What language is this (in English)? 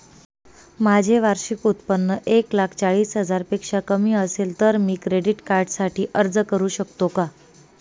Marathi